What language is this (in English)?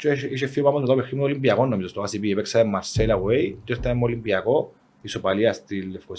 Greek